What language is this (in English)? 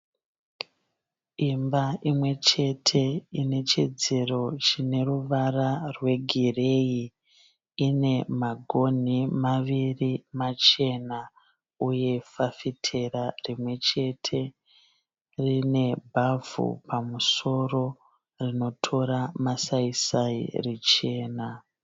Shona